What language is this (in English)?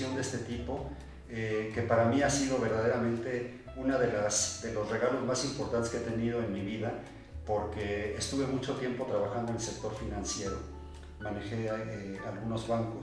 Spanish